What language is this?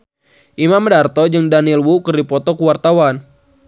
Sundanese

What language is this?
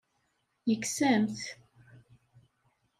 Kabyle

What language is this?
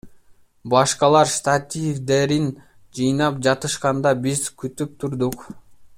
Kyrgyz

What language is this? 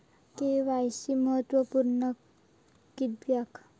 Marathi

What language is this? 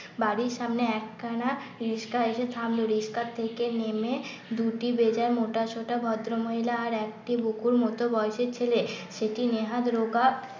Bangla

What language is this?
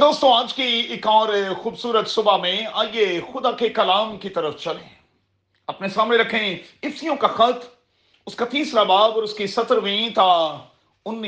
Urdu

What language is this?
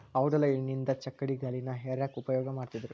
Kannada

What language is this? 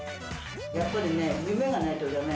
Japanese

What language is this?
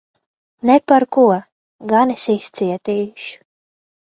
Latvian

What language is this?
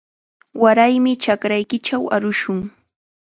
Chiquián Ancash Quechua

